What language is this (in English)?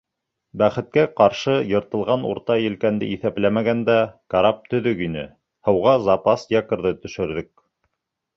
Bashkir